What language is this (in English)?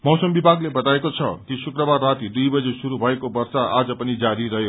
Nepali